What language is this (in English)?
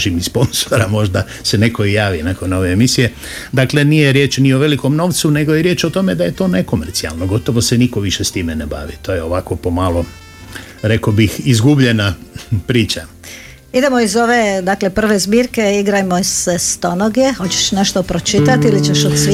Croatian